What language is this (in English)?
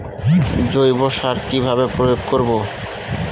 Bangla